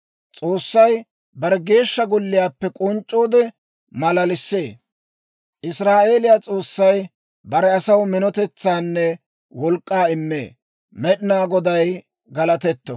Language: Dawro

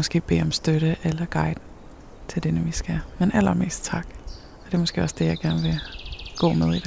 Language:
Danish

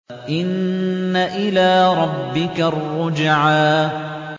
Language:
Arabic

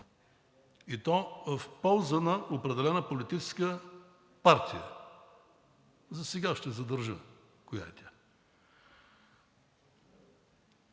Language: Bulgarian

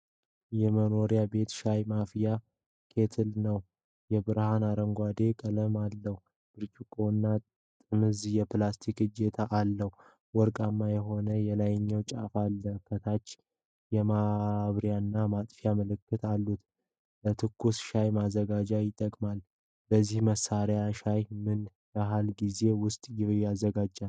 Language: Amharic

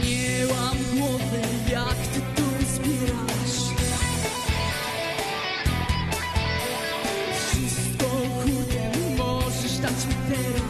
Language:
Polish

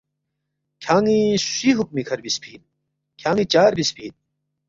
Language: Balti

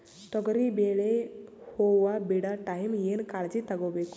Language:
Kannada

